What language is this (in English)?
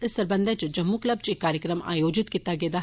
Dogri